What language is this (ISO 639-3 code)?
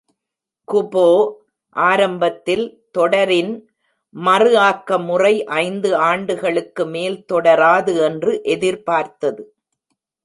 tam